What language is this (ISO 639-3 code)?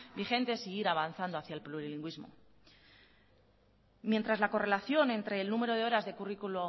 spa